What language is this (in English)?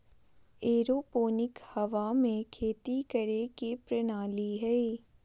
Magahi